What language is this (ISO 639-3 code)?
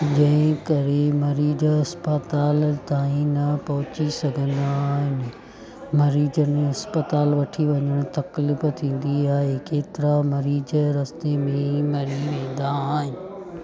snd